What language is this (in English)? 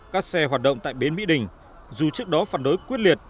Vietnamese